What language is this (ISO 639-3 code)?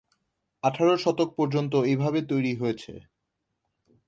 ben